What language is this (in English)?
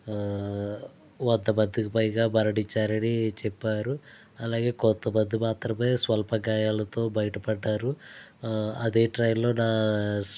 Telugu